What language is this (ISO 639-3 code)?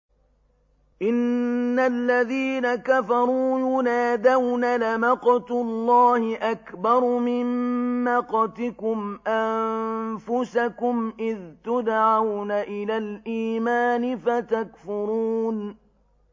ara